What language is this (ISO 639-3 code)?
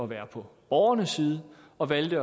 dan